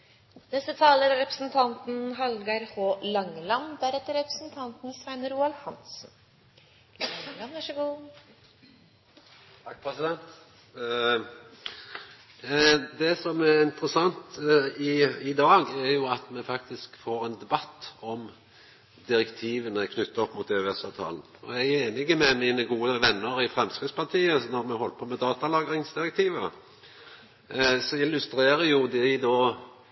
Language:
Norwegian Nynorsk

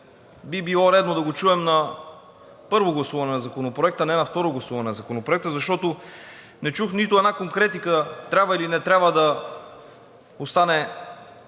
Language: Bulgarian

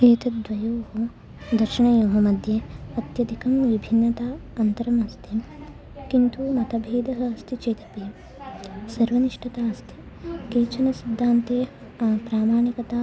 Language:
Sanskrit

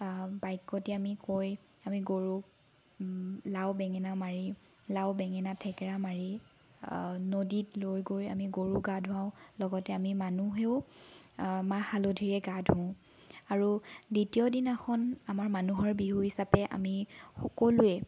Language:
Assamese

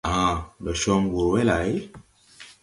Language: Tupuri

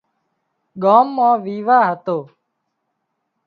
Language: Wadiyara Koli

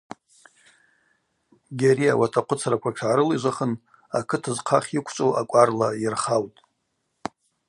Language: Abaza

